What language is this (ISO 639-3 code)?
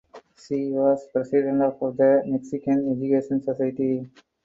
eng